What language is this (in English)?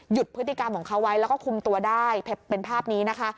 Thai